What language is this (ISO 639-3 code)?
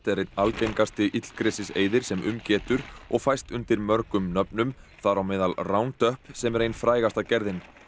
isl